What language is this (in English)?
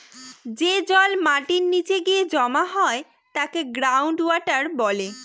Bangla